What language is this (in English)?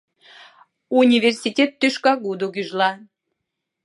Mari